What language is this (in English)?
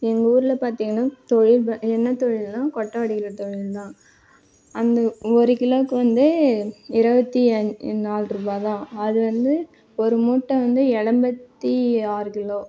Tamil